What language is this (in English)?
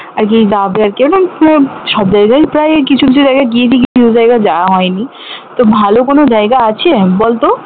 Bangla